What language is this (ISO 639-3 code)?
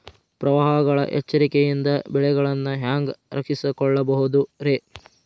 kan